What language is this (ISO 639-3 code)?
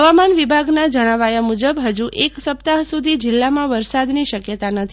guj